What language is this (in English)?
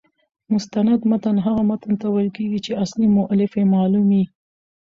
Pashto